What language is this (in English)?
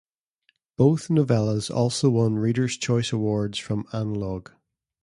English